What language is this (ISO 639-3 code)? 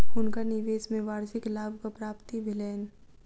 mai